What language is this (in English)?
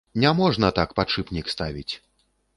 Belarusian